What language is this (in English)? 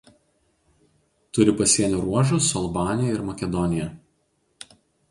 Lithuanian